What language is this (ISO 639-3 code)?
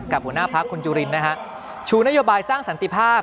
tha